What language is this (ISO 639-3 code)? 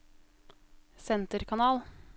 nor